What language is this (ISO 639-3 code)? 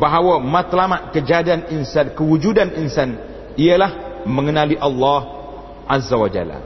msa